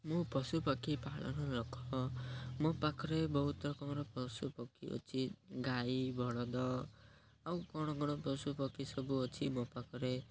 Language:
Odia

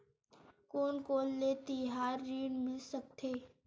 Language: Chhattisgarhi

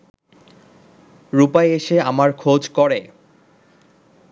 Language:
Bangla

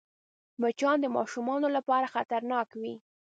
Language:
Pashto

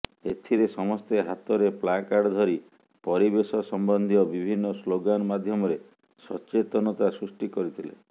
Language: Odia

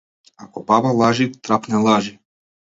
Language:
Macedonian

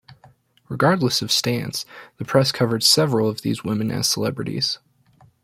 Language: English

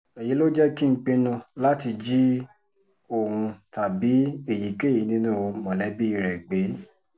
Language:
Yoruba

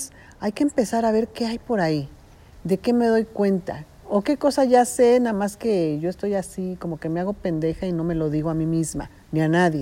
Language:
Spanish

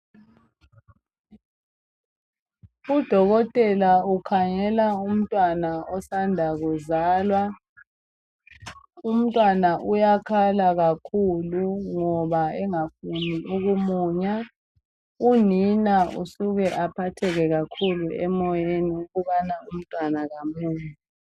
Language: North Ndebele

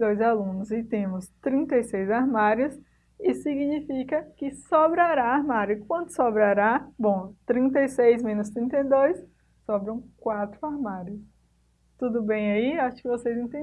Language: Portuguese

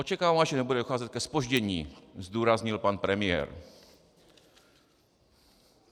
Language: Czech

